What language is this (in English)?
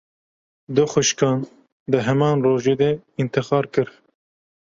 Kurdish